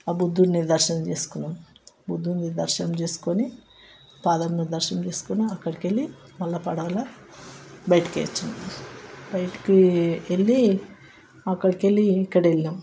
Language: Telugu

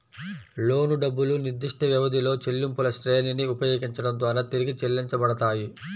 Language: Telugu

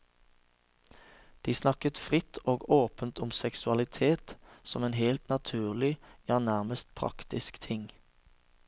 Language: Norwegian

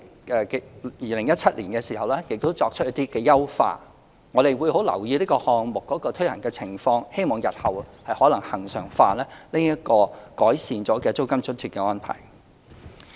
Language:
Cantonese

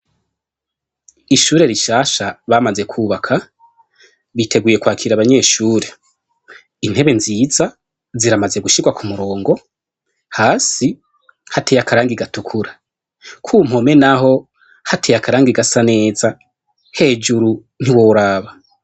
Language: Rundi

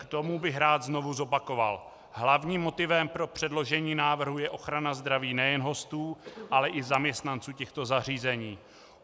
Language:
Czech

